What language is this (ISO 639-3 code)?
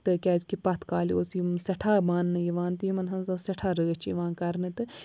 kas